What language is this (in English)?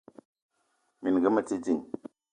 Eton (Cameroon)